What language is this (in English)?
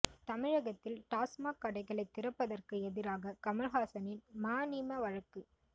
Tamil